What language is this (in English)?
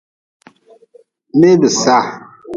Nawdm